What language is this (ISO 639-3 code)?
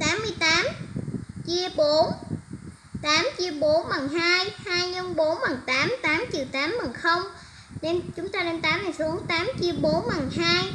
vie